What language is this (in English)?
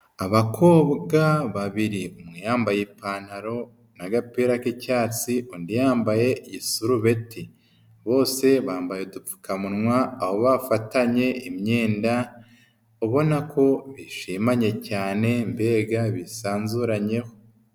Kinyarwanda